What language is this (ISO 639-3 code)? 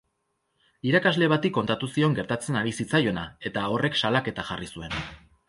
eus